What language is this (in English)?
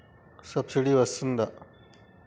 Telugu